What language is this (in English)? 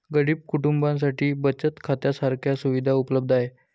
Marathi